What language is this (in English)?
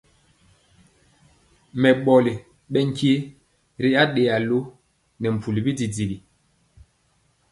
Mpiemo